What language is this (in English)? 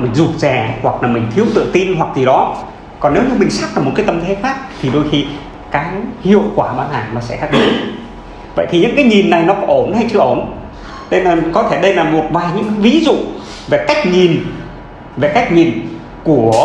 Vietnamese